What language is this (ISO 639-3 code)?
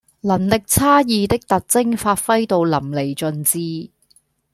yue